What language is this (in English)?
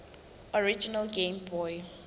Southern Sotho